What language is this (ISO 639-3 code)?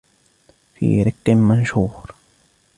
ara